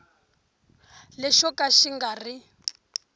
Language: Tsonga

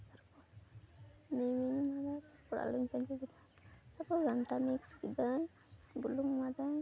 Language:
Santali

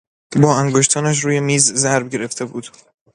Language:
Persian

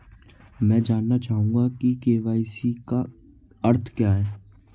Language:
Hindi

